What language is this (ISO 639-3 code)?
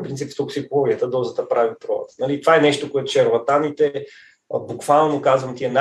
bul